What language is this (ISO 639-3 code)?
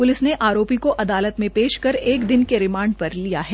hin